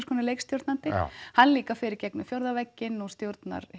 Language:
Icelandic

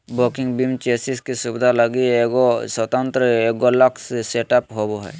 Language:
Magahi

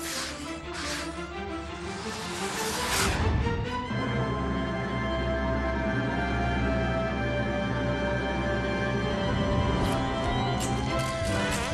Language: German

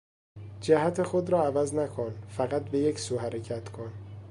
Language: Persian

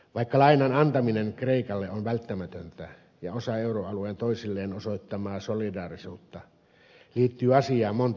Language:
Finnish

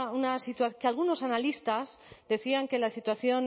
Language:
Spanish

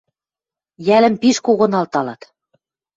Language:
Western Mari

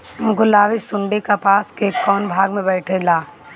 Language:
Bhojpuri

